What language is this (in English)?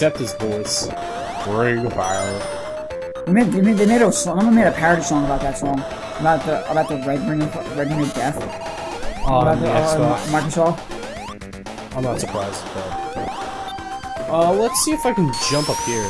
English